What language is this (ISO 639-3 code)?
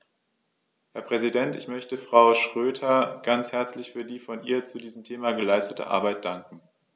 deu